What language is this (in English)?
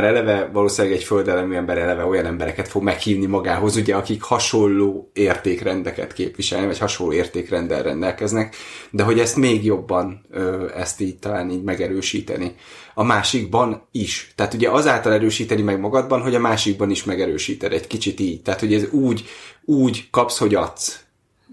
Hungarian